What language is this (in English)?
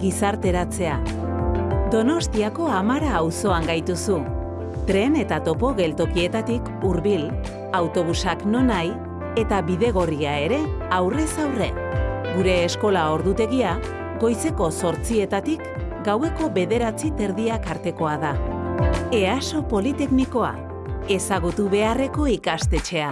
Basque